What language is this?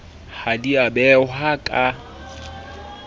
Southern Sotho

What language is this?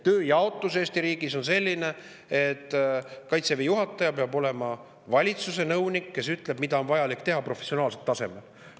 Estonian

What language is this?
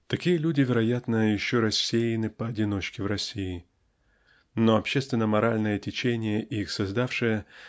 Russian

